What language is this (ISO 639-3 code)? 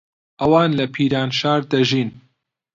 ckb